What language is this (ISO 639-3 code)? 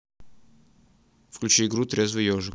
rus